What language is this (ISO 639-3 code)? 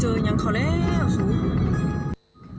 tha